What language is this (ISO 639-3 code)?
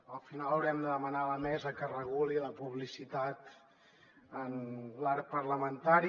cat